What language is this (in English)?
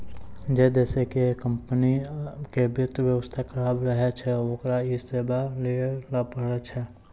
Maithili